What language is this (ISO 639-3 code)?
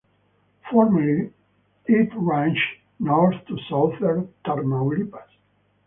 eng